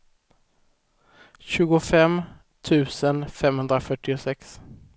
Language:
Swedish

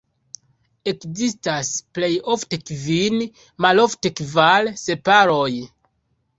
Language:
Esperanto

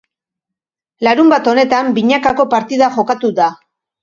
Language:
Basque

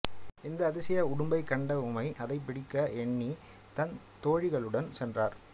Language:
Tamil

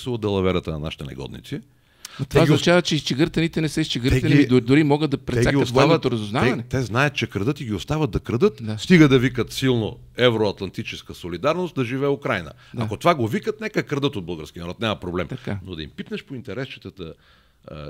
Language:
Bulgarian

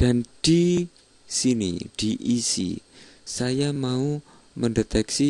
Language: Indonesian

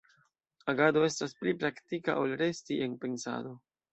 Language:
Esperanto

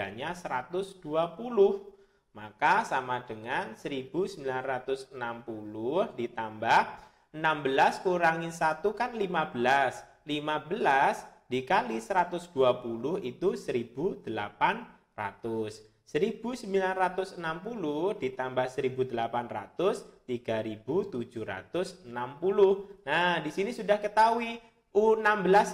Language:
Indonesian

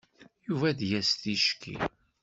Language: Kabyle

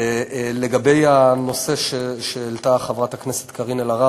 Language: Hebrew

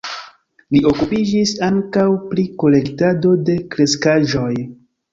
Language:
Esperanto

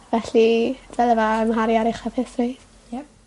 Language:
Welsh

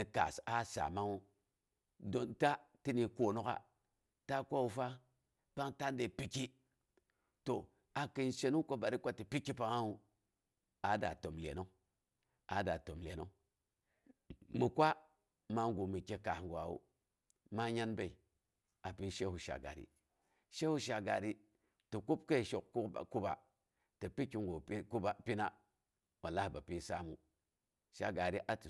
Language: Boghom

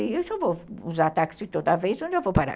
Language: Portuguese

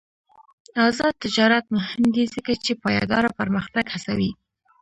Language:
Pashto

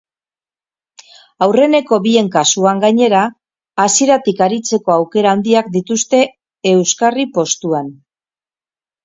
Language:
Basque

